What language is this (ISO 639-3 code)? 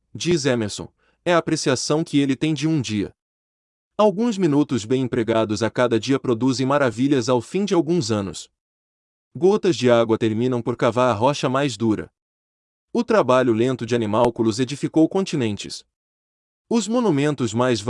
por